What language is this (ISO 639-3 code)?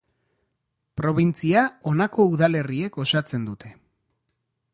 eus